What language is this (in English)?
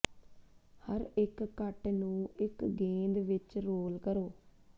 Punjabi